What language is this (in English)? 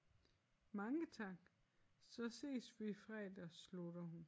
Danish